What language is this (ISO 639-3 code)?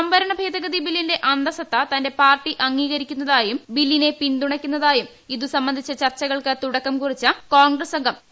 mal